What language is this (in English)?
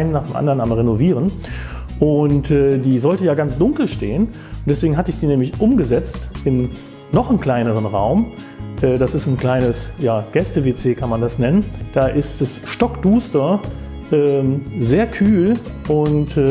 German